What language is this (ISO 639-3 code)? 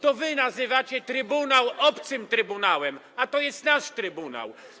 pol